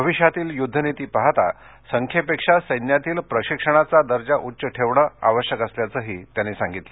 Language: Marathi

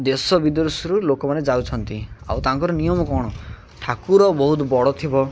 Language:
Odia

